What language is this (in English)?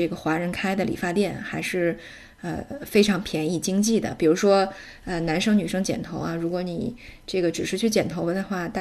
Chinese